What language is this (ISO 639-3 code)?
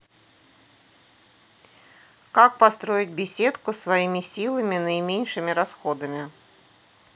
rus